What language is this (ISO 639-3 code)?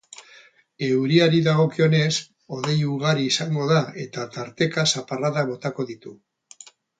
eus